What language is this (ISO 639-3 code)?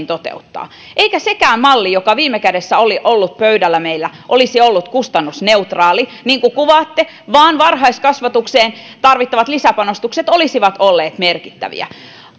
fin